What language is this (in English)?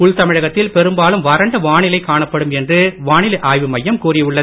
Tamil